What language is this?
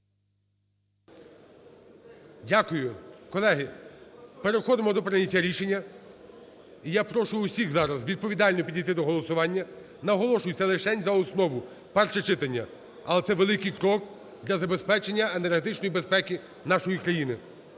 Ukrainian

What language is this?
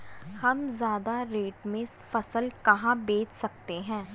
Hindi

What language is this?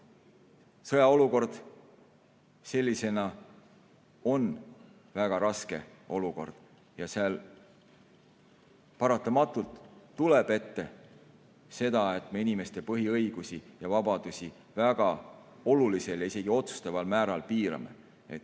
Estonian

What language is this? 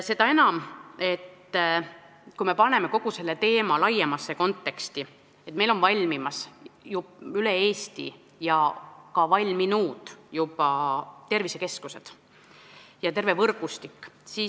Estonian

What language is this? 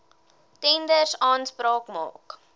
Afrikaans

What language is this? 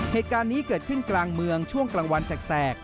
Thai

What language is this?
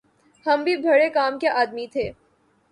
Urdu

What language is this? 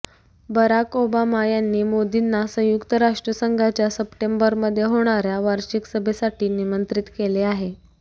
Marathi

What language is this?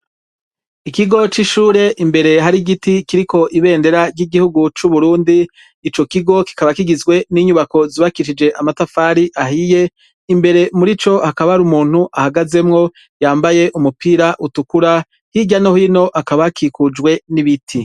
Rundi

